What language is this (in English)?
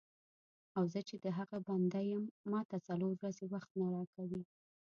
Pashto